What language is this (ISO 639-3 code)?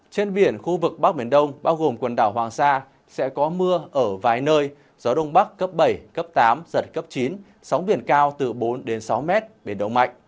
vie